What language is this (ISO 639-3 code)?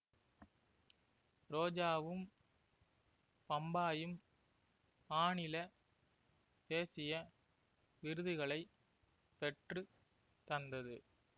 tam